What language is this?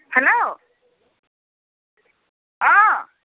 Assamese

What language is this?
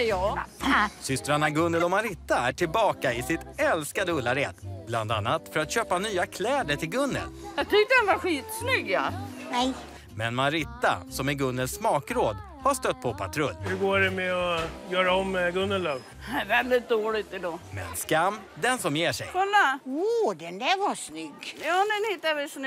Swedish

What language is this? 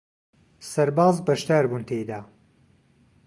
Central Kurdish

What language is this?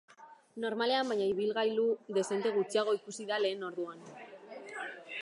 Basque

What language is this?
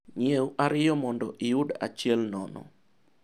Luo (Kenya and Tanzania)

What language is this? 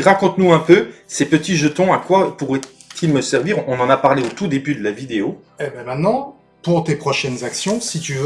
French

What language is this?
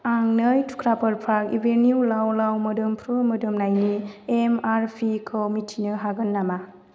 Bodo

